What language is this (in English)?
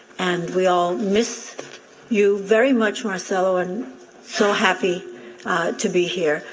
English